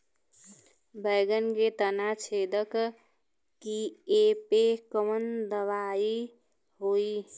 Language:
Bhojpuri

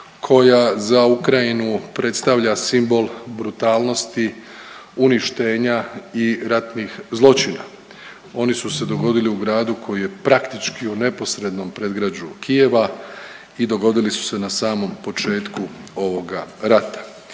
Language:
Croatian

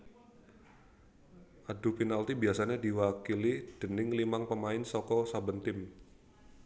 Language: Javanese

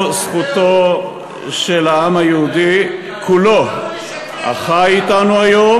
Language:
Hebrew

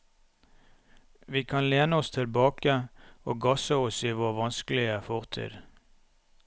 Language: Norwegian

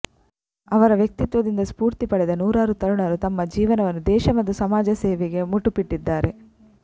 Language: Kannada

